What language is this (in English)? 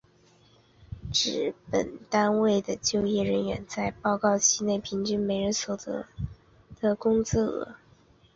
Chinese